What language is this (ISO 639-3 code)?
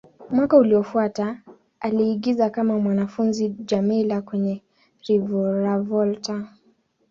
swa